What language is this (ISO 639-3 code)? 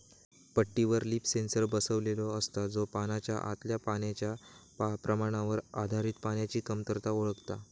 mar